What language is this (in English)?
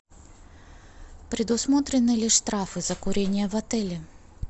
Russian